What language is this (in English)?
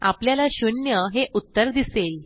Marathi